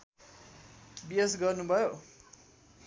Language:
Nepali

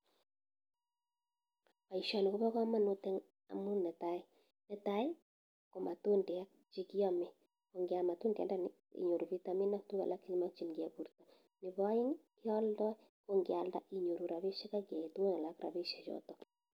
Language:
Kalenjin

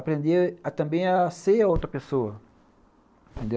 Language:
Portuguese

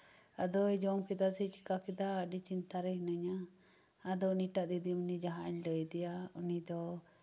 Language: Santali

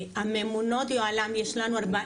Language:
Hebrew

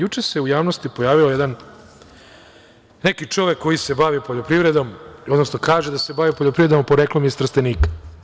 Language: Serbian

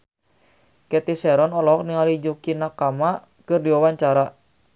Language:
Sundanese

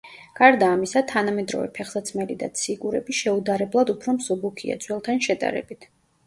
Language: Georgian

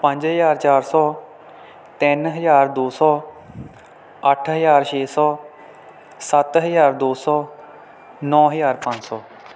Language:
Punjabi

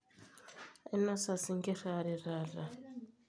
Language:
Masai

